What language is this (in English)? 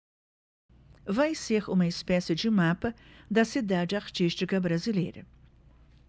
Portuguese